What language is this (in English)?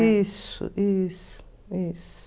Portuguese